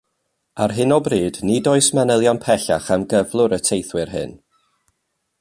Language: Welsh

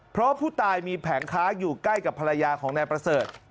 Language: Thai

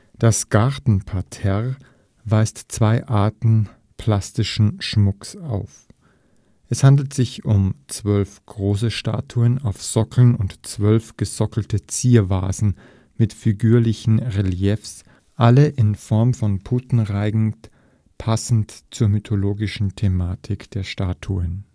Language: German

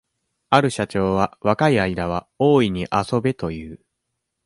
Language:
Japanese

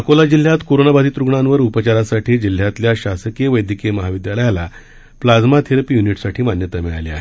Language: Marathi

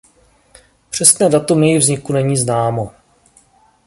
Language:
Czech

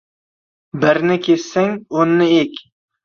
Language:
Uzbek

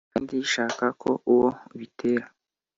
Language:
Kinyarwanda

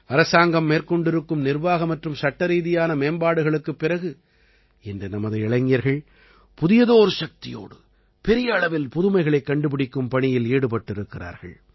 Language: Tamil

